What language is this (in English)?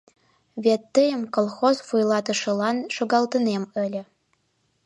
Mari